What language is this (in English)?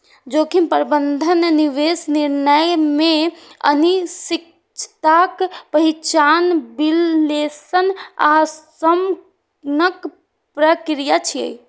Maithili